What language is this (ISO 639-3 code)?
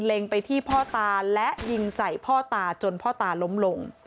tha